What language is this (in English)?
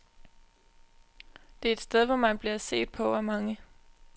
Danish